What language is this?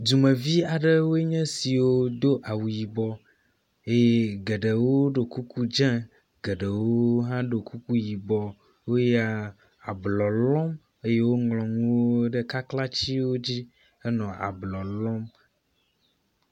Ewe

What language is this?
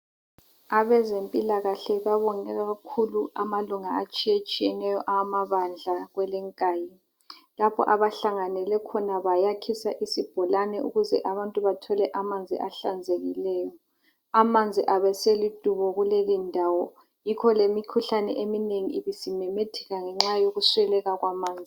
North Ndebele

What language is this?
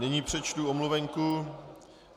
Czech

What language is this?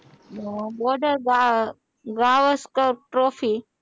Gujarati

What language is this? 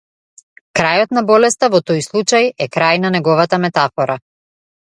Macedonian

